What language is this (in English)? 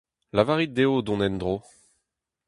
Breton